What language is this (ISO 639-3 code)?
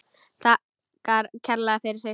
isl